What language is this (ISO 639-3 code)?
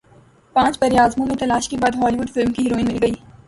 urd